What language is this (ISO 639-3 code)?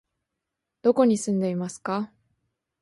jpn